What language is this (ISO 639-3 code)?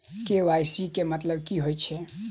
mai